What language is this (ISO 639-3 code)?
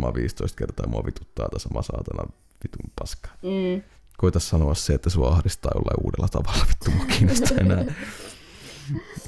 fin